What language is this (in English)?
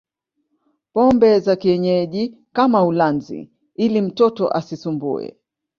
Swahili